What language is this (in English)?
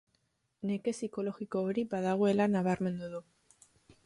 Basque